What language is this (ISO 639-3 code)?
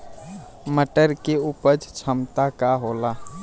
bho